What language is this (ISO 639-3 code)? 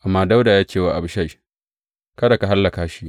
hau